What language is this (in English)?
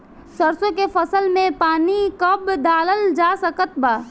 Bhojpuri